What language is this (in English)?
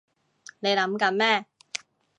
Cantonese